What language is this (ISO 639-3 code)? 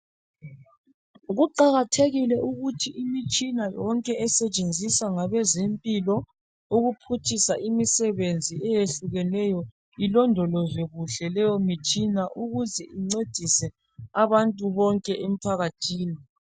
nde